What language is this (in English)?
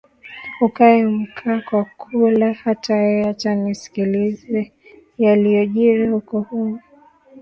Swahili